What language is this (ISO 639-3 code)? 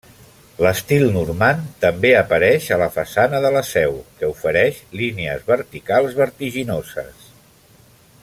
cat